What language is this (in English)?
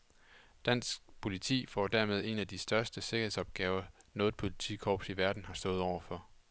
Danish